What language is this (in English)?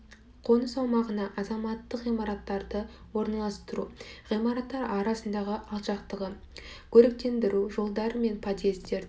Kazakh